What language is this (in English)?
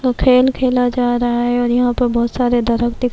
Urdu